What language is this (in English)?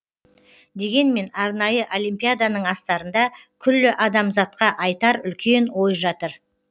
Kazakh